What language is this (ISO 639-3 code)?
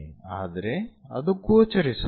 kan